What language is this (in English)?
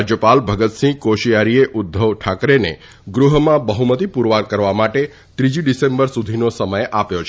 Gujarati